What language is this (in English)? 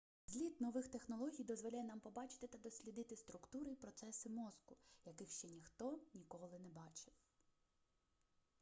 Ukrainian